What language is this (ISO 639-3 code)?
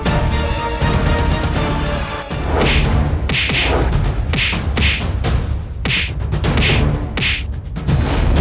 ind